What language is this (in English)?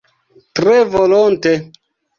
Esperanto